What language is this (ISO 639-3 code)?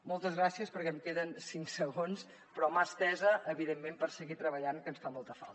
cat